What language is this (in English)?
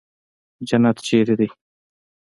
Pashto